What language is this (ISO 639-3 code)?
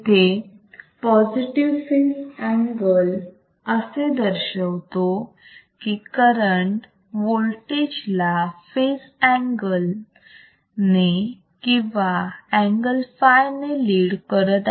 mar